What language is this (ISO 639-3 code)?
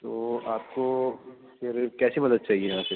urd